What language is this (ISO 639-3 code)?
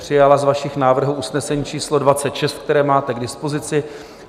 ces